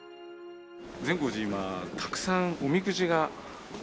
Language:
Japanese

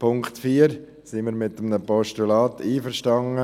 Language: Swiss German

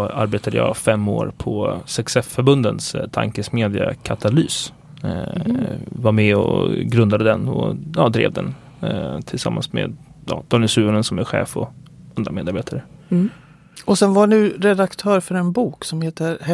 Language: Swedish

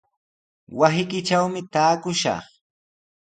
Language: Sihuas Ancash Quechua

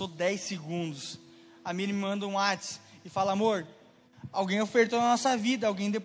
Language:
Portuguese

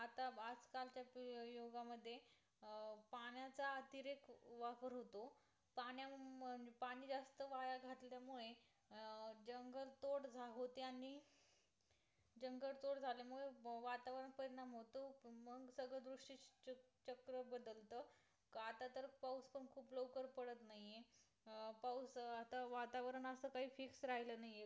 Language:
Marathi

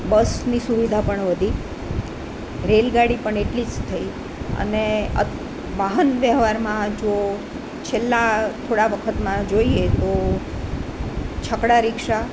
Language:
Gujarati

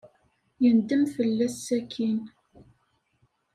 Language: Kabyle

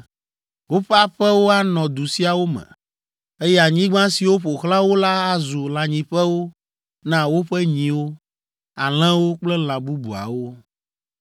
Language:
Ewe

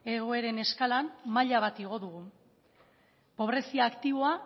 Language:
Basque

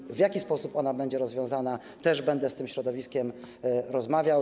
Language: Polish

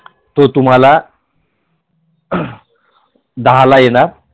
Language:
Marathi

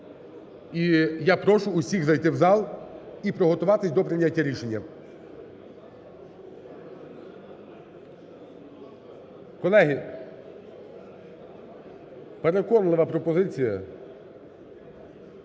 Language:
Ukrainian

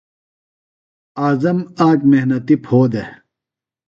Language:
Phalura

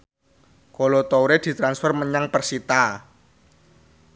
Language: Javanese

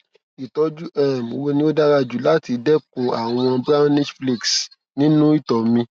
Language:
Yoruba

